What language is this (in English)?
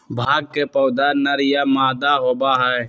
Magahi